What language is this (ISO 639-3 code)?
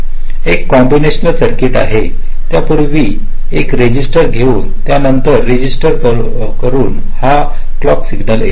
mar